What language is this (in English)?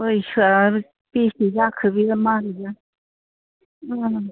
Bodo